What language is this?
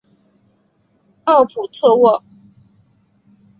Chinese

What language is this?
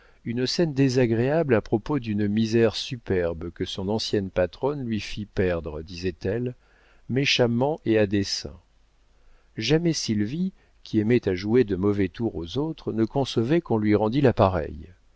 French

